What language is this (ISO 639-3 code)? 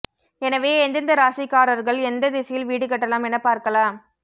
tam